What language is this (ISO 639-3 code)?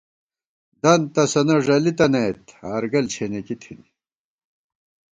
gwt